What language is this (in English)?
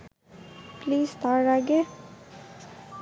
Bangla